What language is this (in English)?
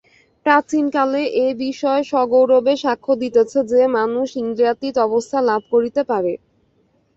Bangla